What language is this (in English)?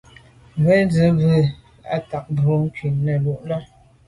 Medumba